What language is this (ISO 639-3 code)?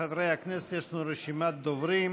heb